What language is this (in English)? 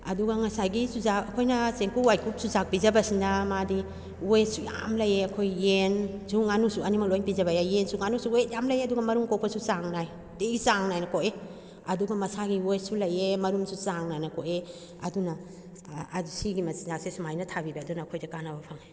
Manipuri